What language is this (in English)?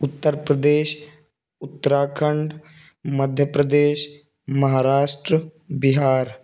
Urdu